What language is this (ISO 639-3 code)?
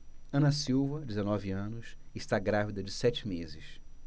por